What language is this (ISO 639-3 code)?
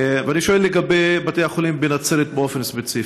heb